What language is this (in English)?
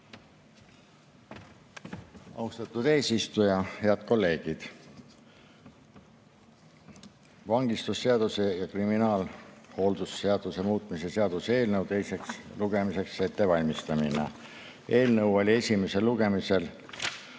Estonian